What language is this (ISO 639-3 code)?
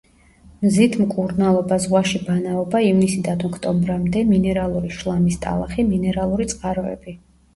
kat